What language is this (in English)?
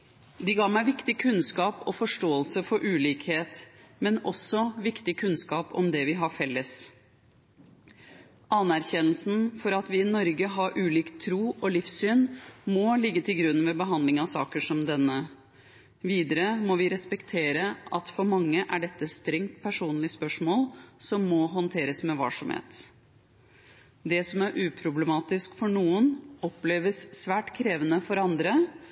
Norwegian Bokmål